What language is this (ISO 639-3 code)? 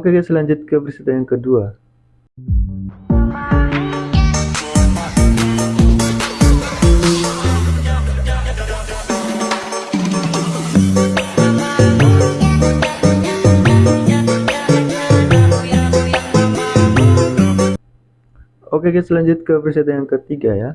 ind